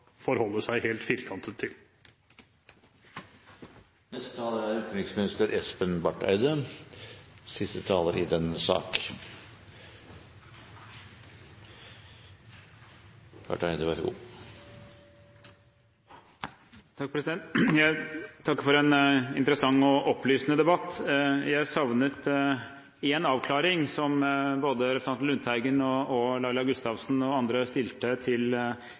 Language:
Norwegian Bokmål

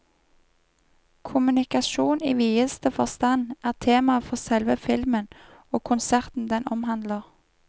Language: Norwegian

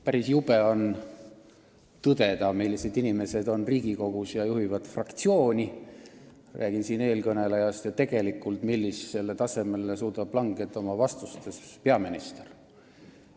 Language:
Estonian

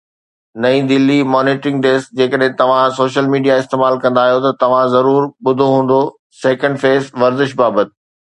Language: Sindhi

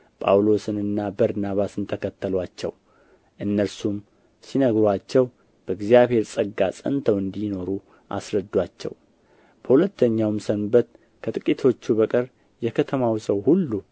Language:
Amharic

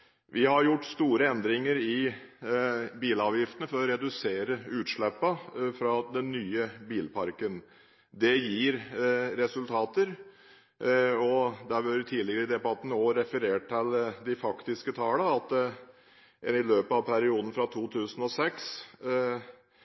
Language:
Norwegian Bokmål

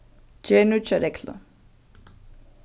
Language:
Faroese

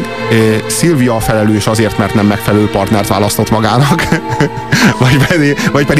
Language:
Hungarian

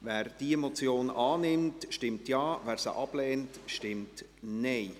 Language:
Swiss German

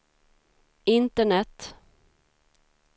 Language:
Swedish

